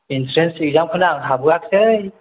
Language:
Bodo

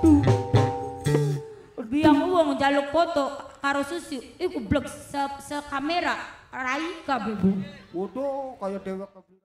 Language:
Indonesian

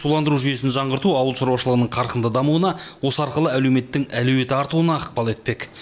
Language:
Kazakh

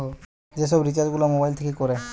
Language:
Bangla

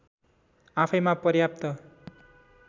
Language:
Nepali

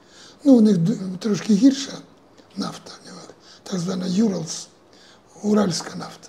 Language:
Ukrainian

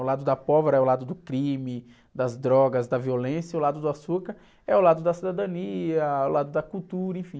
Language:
Portuguese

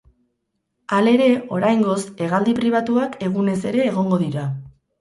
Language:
Basque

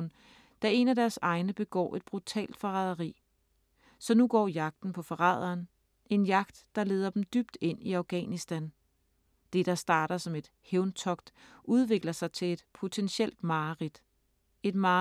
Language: Danish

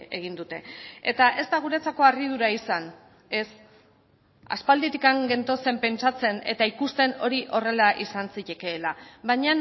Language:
Basque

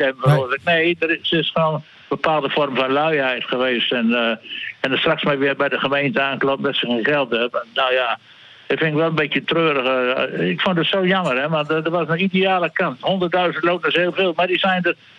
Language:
Dutch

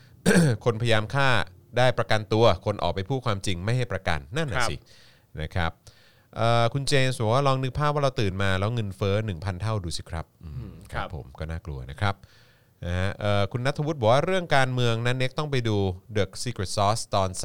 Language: Thai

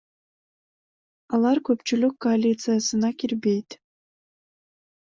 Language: Kyrgyz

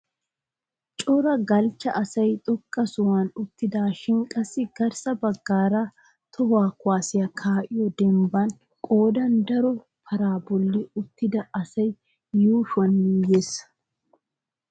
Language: Wolaytta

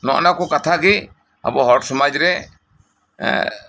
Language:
Santali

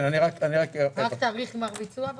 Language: Hebrew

